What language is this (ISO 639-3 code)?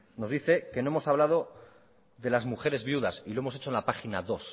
spa